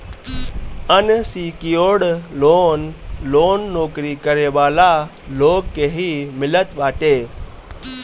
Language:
Bhojpuri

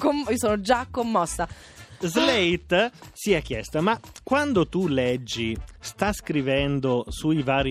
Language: Italian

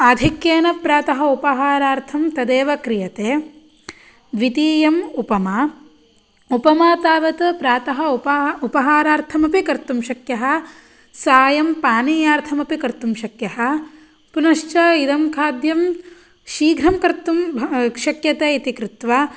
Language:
Sanskrit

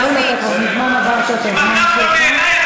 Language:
Hebrew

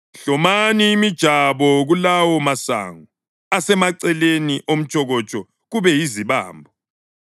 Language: North Ndebele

